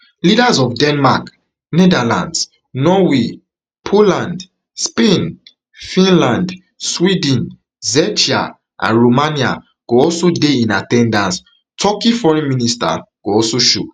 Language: Nigerian Pidgin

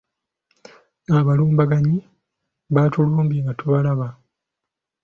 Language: Ganda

